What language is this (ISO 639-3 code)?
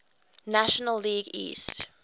eng